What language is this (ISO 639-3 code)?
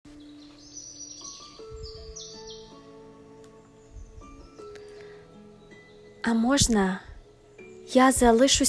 ukr